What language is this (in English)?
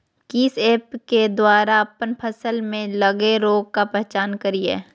Magahi